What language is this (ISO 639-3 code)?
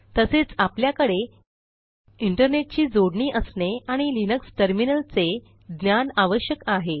mar